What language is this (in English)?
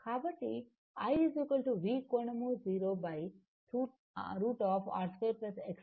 Telugu